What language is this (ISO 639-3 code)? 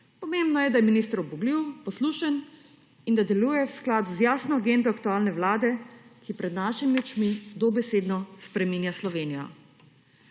slv